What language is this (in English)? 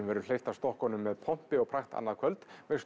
Icelandic